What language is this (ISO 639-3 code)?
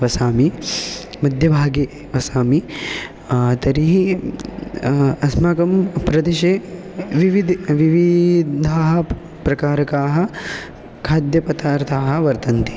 san